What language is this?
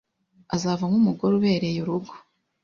Kinyarwanda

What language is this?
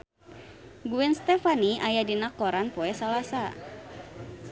Sundanese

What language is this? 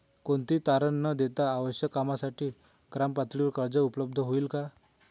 Marathi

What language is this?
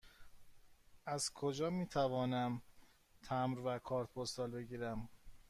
Persian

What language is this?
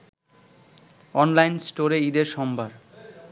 Bangla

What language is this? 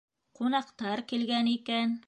Bashkir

